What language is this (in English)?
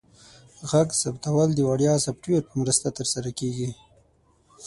Pashto